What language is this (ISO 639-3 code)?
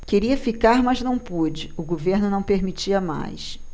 por